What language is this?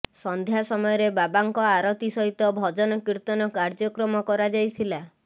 Odia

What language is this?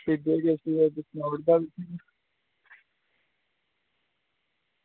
Dogri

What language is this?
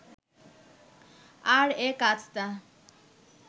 Bangla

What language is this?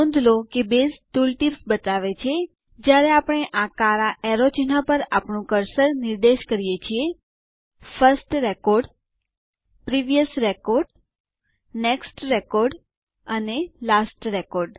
Gujarati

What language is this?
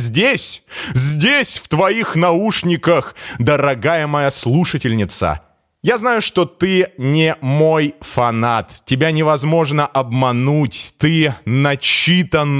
Russian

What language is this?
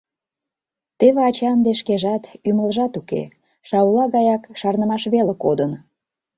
Mari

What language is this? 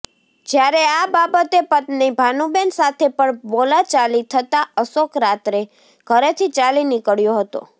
Gujarati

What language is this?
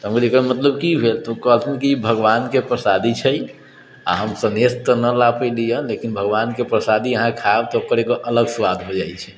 Maithili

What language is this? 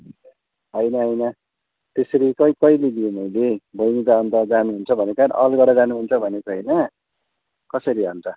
Nepali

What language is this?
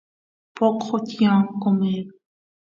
Santiago del Estero Quichua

